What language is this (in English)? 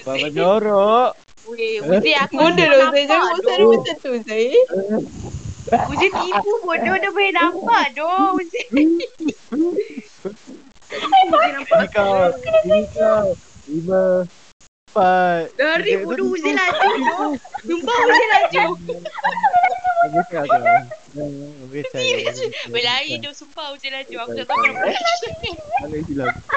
Malay